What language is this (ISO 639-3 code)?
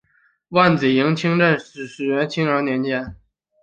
zho